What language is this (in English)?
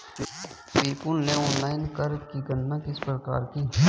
Hindi